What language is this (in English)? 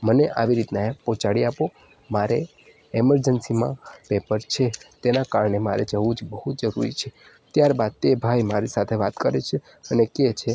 Gujarati